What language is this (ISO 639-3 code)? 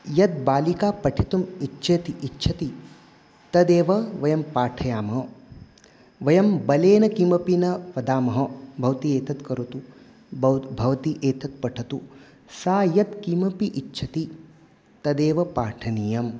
san